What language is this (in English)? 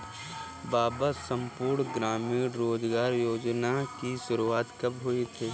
Hindi